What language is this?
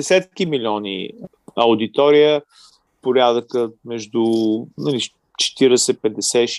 Bulgarian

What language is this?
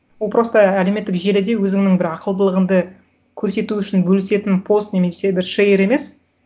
Kazakh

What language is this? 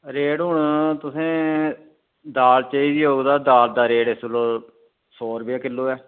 Dogri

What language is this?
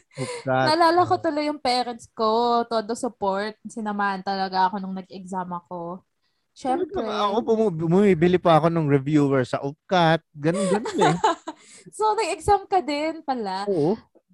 Filipino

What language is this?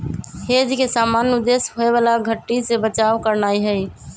Magahi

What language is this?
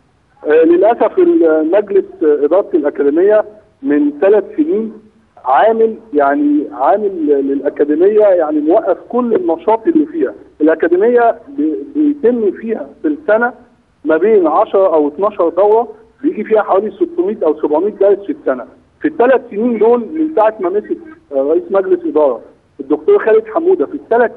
Arabic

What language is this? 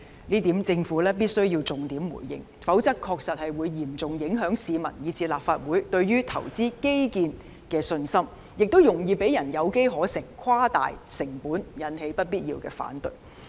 Cantonese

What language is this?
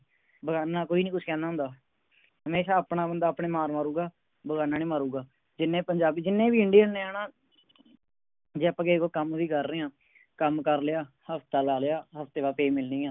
Punjabi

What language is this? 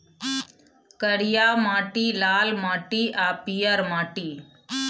Maithili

